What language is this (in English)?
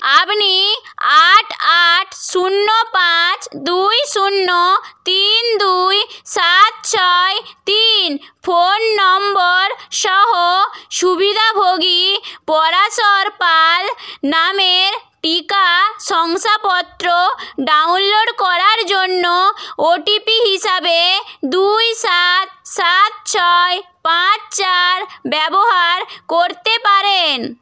Bangla